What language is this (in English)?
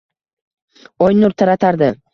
Uzbek